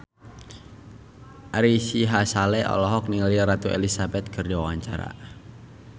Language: Sundanese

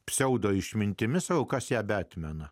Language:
Lithuanian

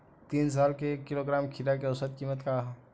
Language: Bhojpuri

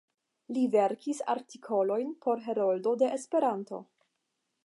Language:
Esperanto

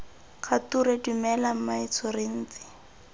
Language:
Tswana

